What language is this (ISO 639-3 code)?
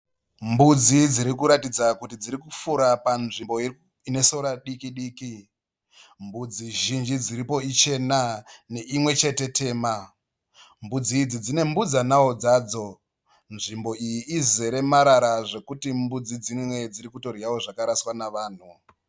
sna